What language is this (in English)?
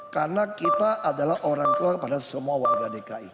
Indonesian